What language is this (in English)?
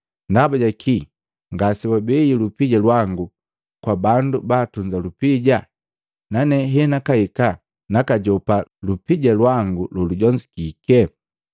Matengo